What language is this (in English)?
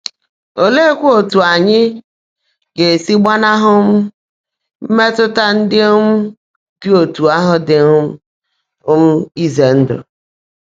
Igbo